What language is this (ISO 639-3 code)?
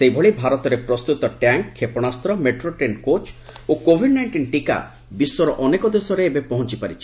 ori